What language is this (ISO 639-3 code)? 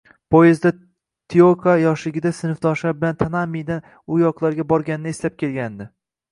uzb